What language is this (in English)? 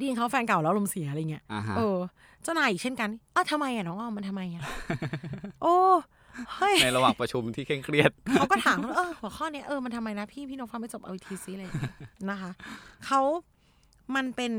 Thai